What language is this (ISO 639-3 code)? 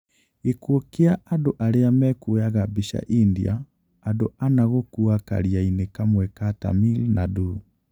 kik